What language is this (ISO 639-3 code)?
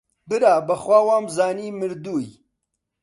ckb